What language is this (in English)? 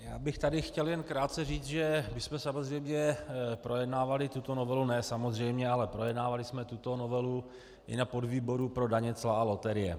Czech